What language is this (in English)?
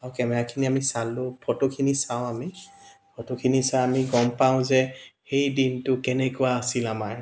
Assamese